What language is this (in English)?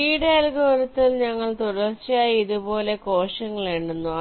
Malayalam